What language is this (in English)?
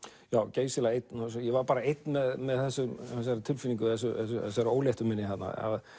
Icelandic